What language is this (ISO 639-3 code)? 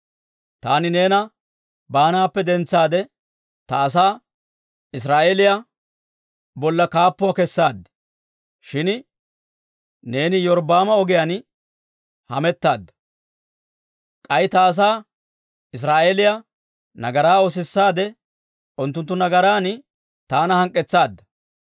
dwr